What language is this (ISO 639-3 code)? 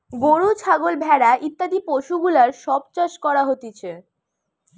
ben